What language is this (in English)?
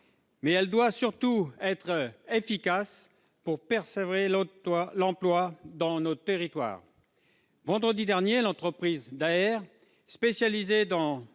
French